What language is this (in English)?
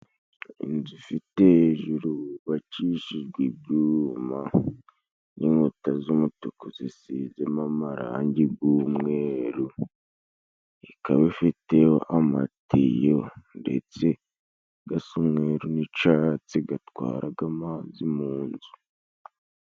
Kinyarwanda